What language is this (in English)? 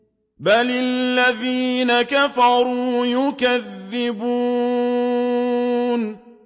Arabic